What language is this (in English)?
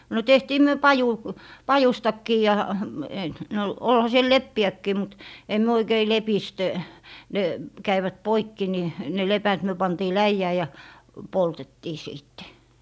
Finnish